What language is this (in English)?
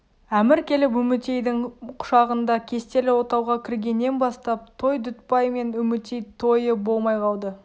Kazakh